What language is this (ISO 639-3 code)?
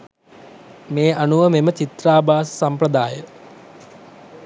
sin